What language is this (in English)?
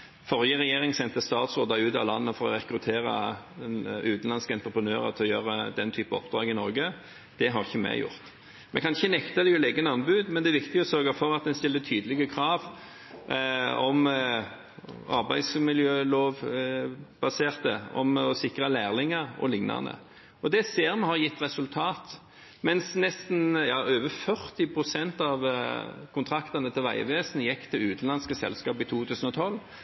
Norwegian Bokmål